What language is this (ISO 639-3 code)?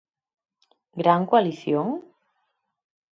glg